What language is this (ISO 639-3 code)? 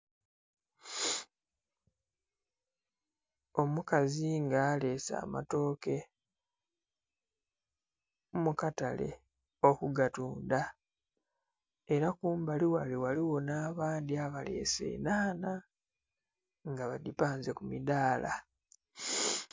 xog